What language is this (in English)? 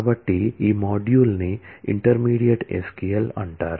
Telugu